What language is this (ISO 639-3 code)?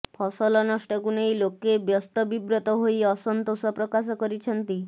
ori